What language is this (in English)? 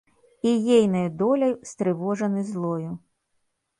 Belarusian